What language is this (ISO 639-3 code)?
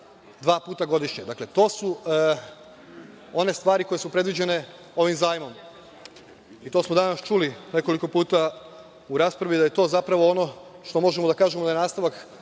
srp